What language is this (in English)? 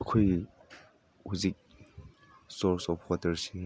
Manipuri